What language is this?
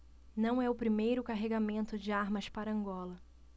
Portuguese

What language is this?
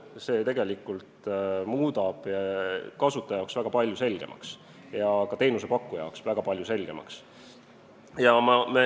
Estonian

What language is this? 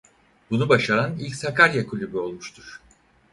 Turkish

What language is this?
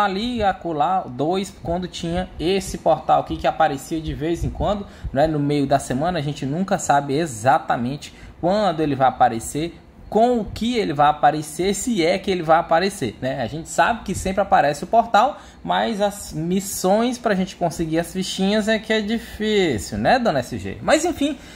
Portuguese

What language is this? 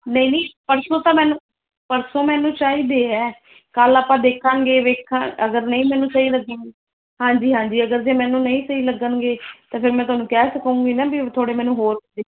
Punjabi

